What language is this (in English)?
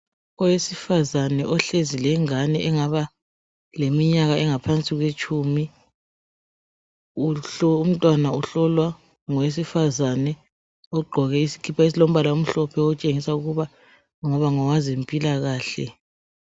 North Ndebele